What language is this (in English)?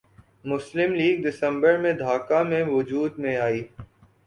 Urdu